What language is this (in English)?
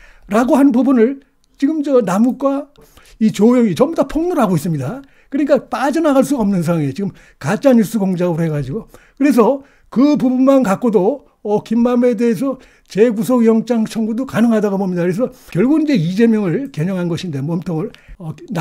Korean